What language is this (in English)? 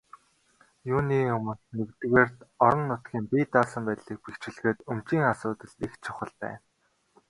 Mongolian